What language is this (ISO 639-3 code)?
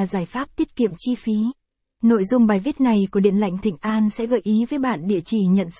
vie